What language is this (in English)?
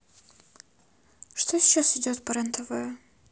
Russian